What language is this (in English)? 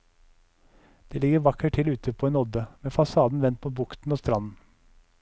Norwegian